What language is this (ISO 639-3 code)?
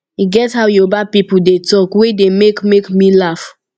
pcm